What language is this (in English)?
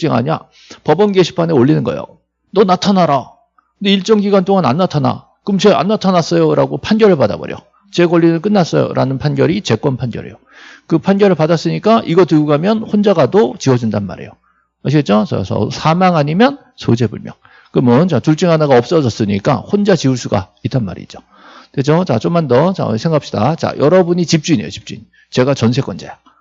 Korean